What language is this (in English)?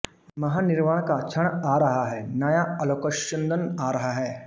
Hindi